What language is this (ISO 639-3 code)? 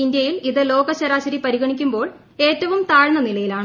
mal